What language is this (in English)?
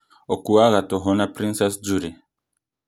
Kikuyu